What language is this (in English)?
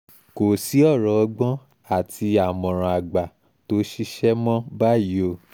Yoruba